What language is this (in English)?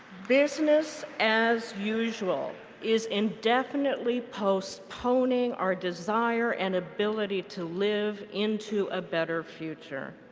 English